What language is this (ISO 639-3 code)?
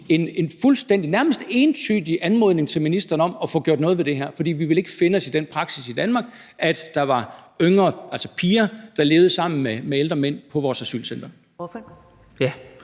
dan